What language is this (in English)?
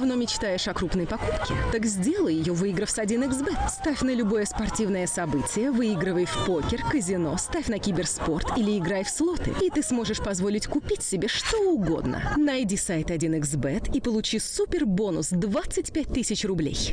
Russian